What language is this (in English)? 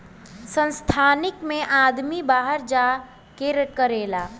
Bhojpuri